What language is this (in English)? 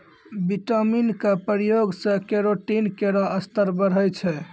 Maithili